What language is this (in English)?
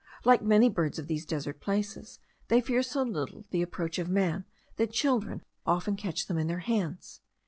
English